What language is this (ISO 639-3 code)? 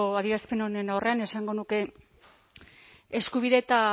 eus